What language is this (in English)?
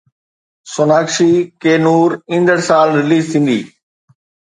Sindhi